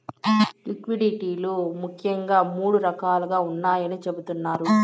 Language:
Telugu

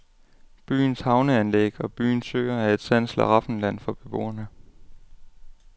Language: Danish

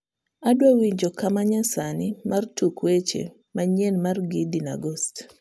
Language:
Luo (Kenya and Tanzania)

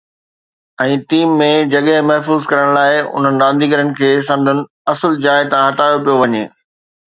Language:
Sindhi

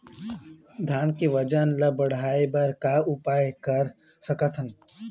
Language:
Chhattisgarhi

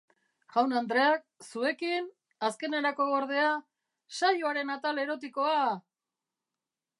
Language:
Basque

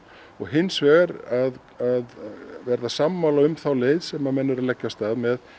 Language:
Icelandic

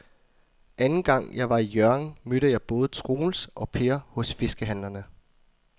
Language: Danish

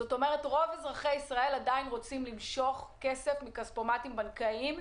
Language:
Hebrew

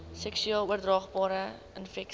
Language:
Afrikaans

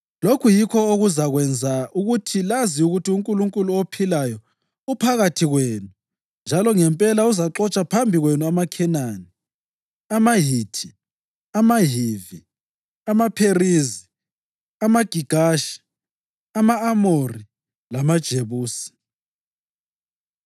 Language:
North Ndebele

